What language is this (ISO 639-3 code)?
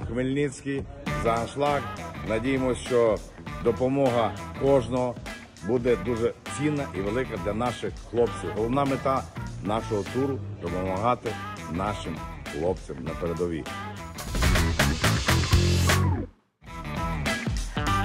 ukr